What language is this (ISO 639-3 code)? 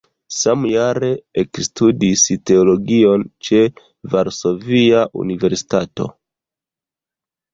epo